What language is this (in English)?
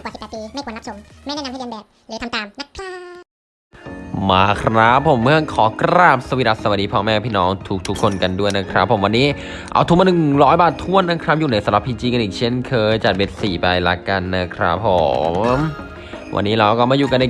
Thai